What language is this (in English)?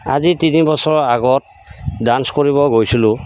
Assamese